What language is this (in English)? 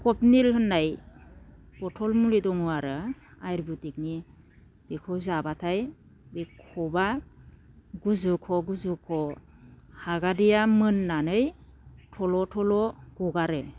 Bodo